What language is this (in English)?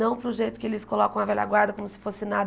Portuguese